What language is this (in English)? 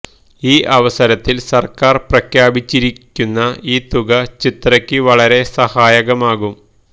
Malayalam